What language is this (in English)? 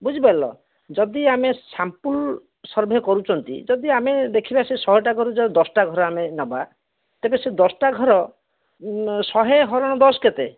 Odia